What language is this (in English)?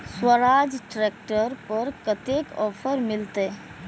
Maithili